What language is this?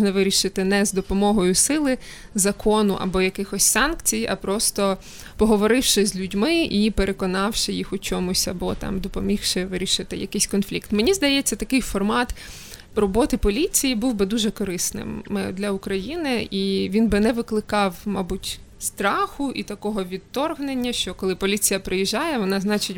Ukrainian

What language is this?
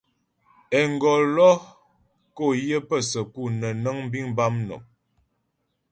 Ghomala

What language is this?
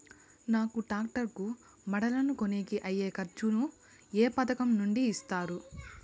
Telugu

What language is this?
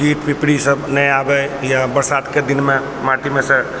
Maithili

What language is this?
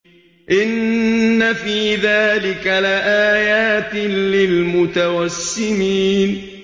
Arabic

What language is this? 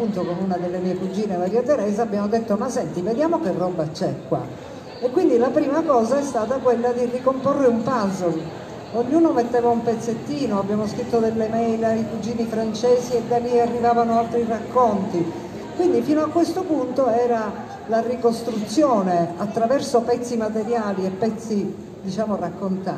Italian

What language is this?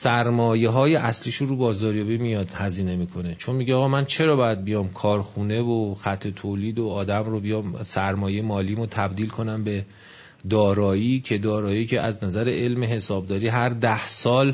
Persian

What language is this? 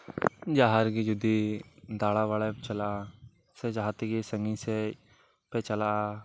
Santali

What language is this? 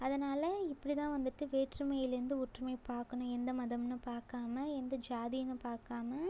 Tamil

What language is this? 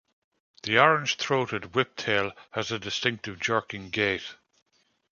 English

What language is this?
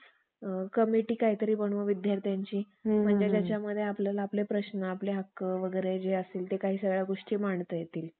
Marathi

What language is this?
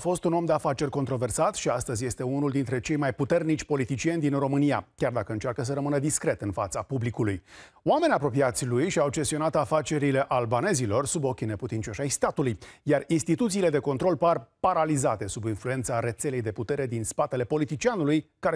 Romanian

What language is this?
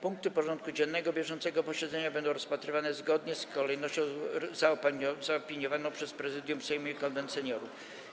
Polish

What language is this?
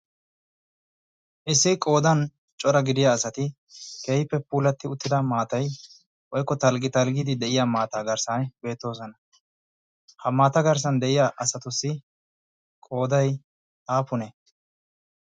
Wolaytta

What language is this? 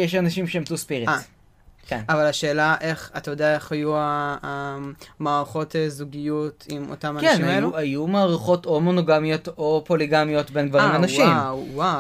Hebrew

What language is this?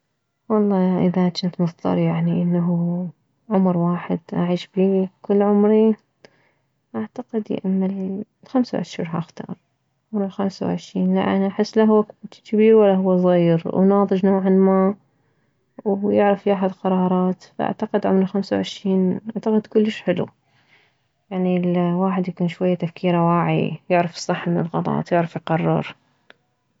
Mesopotamian Arabic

